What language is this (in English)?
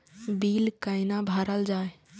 Maithili